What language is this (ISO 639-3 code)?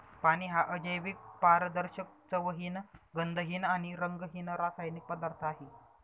mar